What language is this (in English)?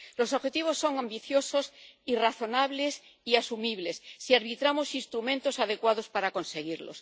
Spanish